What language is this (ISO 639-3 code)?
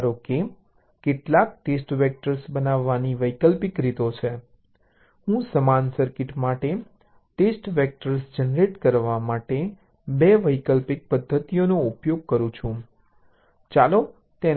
guj